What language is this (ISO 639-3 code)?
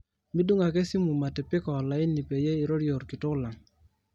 mas